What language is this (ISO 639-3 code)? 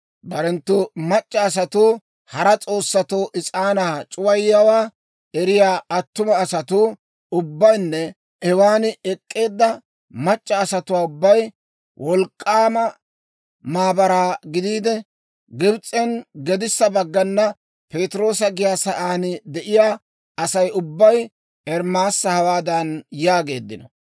dwr